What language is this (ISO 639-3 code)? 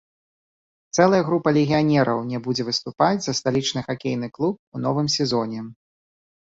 bel